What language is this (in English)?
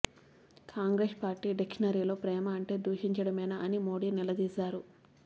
Telugu